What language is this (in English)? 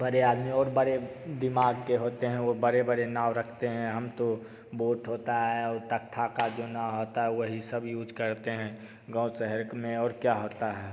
Hindi